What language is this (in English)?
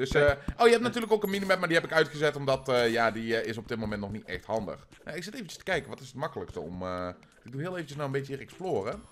Dutch